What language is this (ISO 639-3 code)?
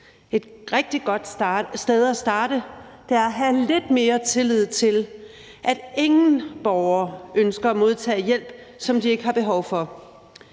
dan